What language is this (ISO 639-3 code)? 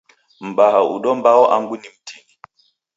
dav